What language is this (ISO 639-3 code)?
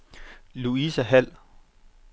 dan